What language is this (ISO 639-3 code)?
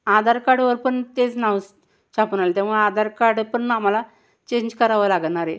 mar